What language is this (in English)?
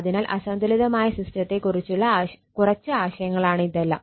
Malayalam